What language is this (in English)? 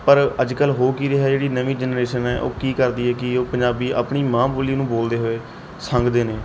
Punjabi